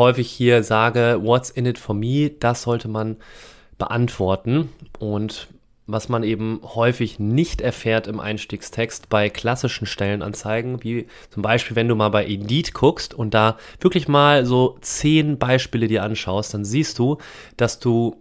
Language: German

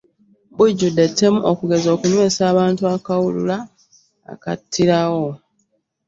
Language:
Ganda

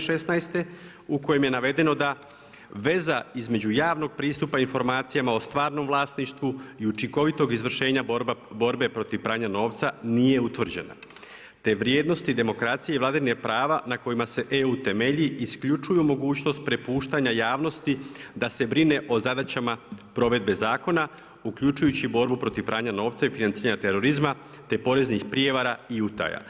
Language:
Croatian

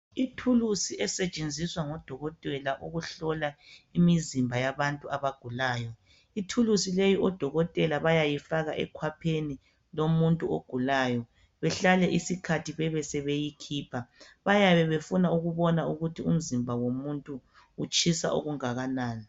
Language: North Ndebele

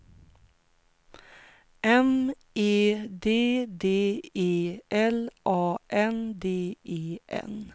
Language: Swedish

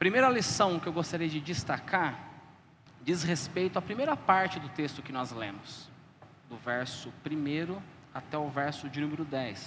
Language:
Portuguese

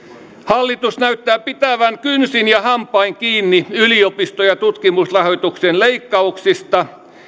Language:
Finnish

